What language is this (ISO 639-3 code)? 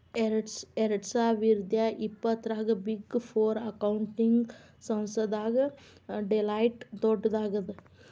kan